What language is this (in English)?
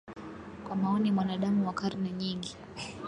Swahili